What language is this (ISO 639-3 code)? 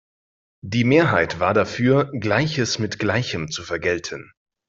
deu